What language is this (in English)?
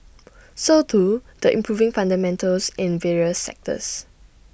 English